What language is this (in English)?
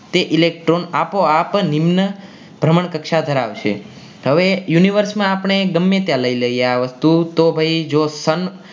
Gujarati